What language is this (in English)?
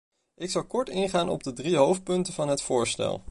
Dutch